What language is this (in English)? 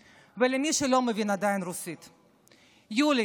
Hebrew